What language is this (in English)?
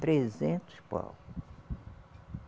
Portuguese